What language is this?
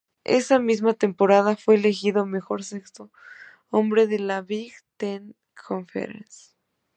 Spanish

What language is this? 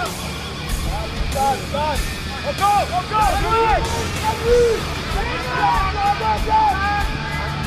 French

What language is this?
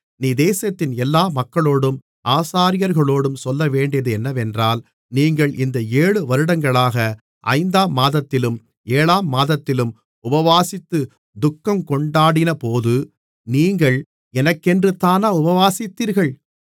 Tamil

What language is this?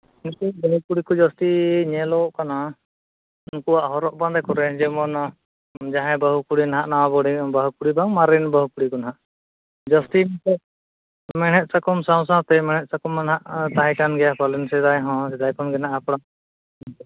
Santali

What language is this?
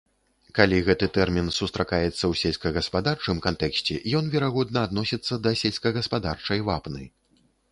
Belarusian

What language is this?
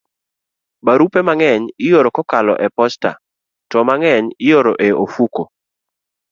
Luo (Kenya and Tanzania)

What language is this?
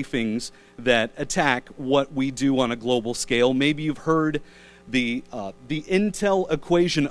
English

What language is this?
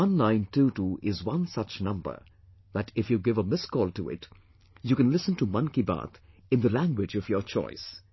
English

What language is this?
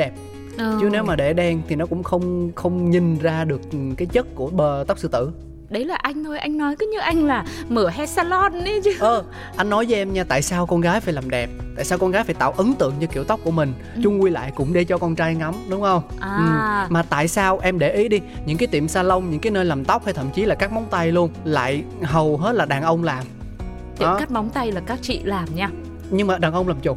Vietnamese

